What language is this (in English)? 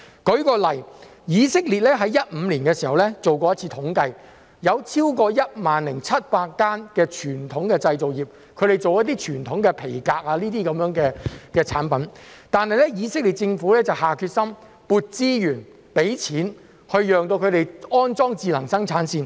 Cantonese